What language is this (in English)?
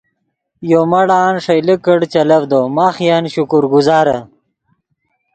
Yidgha